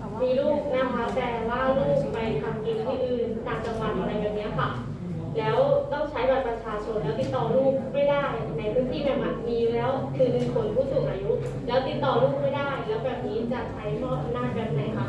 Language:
Thai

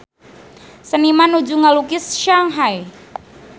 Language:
Sundanese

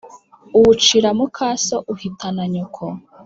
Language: Kinyarwanda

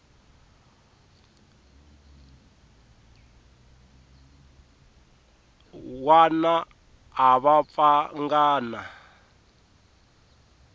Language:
Tsonga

